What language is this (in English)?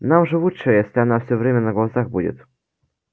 Russian